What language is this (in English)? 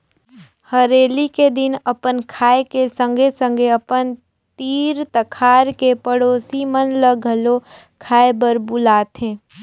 Chhattisgarhi